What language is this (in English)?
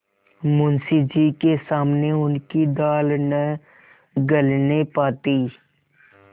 Hindi